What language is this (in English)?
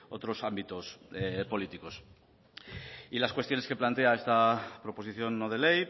Spanish